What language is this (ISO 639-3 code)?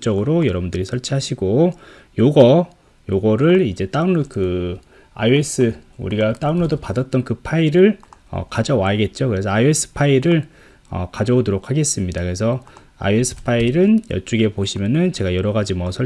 kor